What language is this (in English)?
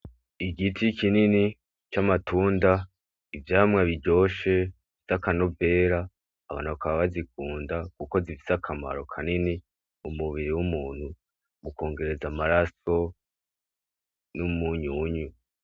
Rundi